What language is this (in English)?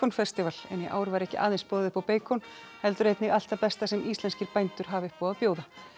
Icelandic